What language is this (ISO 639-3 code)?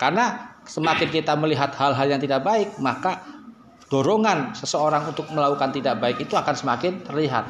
ind